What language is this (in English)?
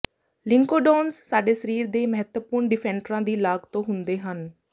Punjabi